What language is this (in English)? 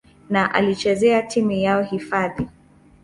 Swahili